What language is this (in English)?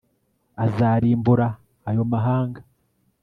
Kinyarwanda